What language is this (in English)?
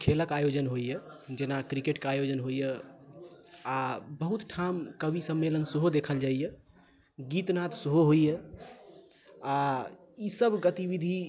Maithili